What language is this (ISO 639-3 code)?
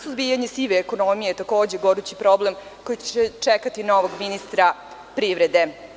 srp